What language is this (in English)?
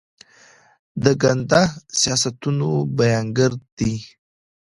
Pashto